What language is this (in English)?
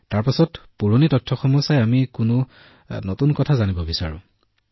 Assamese